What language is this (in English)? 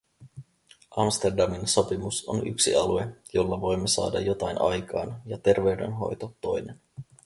Finnish